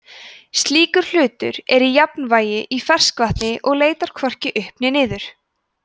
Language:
Icelandic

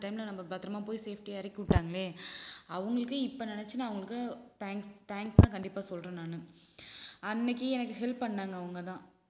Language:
Tamil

